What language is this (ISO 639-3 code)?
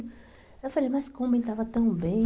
por